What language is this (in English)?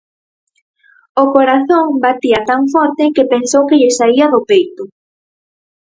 Galician